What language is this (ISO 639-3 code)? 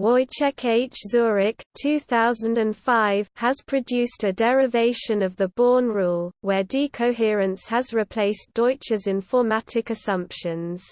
eng